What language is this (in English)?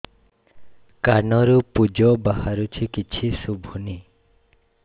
Odia